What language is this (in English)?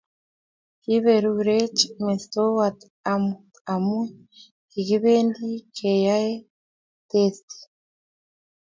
Kalenjin